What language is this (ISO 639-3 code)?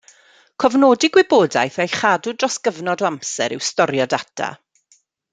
cym